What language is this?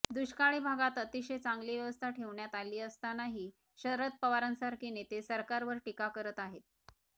Marathi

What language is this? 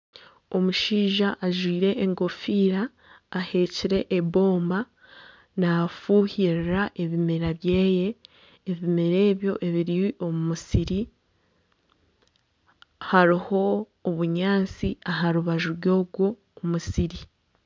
Nyankole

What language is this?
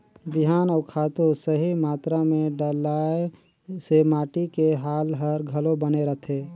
Chhattisgarhi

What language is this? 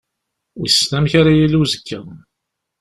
Kabyle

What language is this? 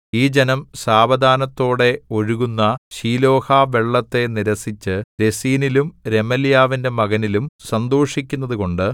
Malayalam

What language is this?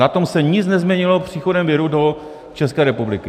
Czech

